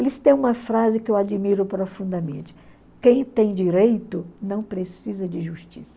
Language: Portuguese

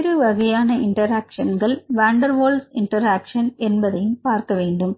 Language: Tamil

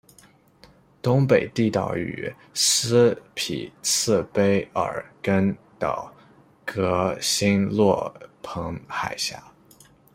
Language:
Chinese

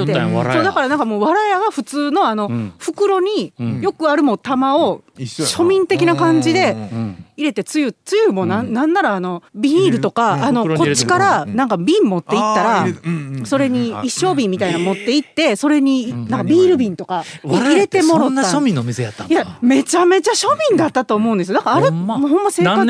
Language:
Japanese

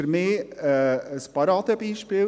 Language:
Swiss German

